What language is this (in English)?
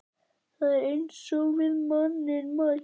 Icelandic